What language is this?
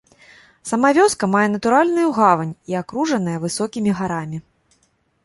Belarusian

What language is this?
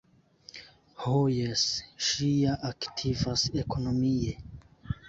Esperanto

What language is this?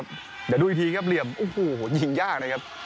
Thai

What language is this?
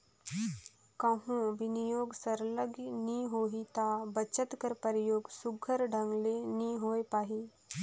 Chhattisgarhi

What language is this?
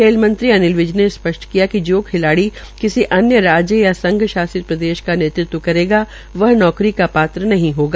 Hindi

